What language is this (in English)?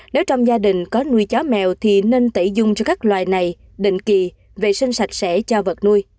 Vietnamese